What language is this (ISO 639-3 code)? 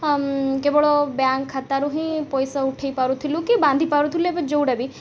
ori